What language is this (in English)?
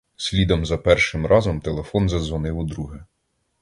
Ukrainian